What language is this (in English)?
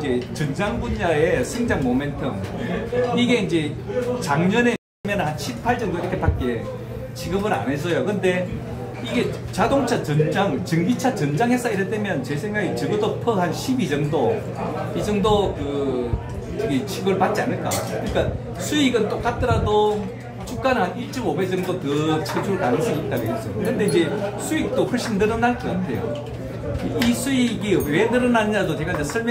Korean